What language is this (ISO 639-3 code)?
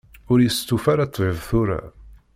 kab